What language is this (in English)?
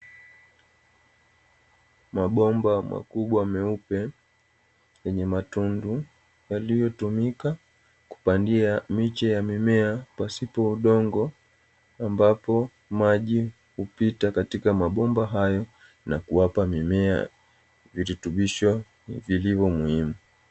Swahili